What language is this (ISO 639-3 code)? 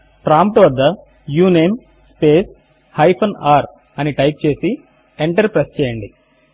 tel